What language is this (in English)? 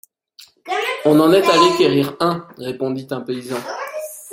French